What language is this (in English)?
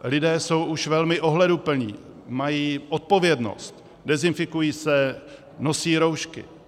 Czech